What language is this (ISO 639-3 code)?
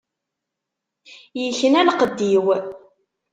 kab